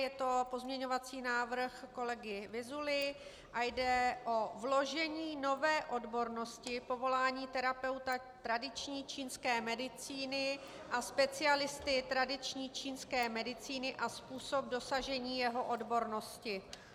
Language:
Czech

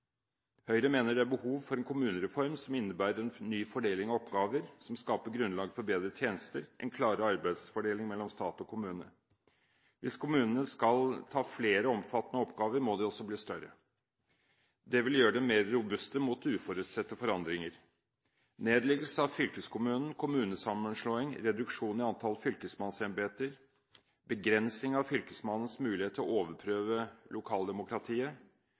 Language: Norwegian Bokmål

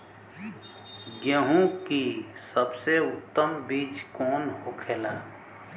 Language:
Bhojpuri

